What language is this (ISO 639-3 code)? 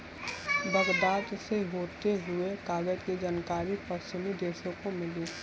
hin